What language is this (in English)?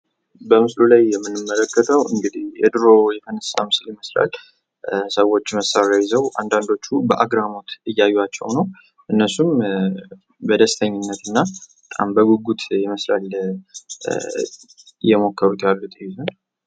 Amharic